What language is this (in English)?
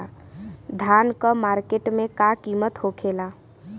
Bhojpuri